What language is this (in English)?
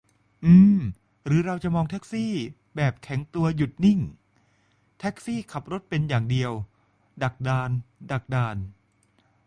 Thai